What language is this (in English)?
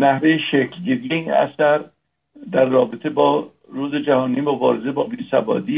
Persian